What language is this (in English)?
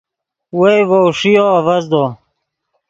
Yidgha